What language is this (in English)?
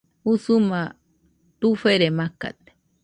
Nüpode Huitoto